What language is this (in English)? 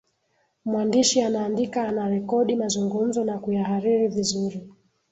Swahili